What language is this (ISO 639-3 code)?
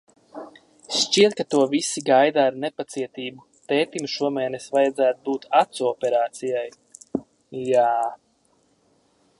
lav